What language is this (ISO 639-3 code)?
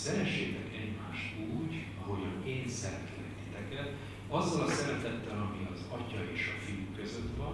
hun